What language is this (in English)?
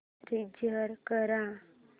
Marathi